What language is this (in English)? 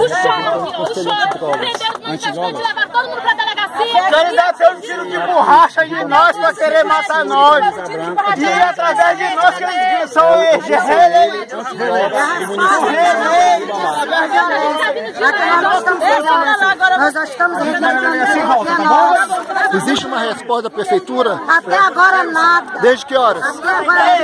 Portuguese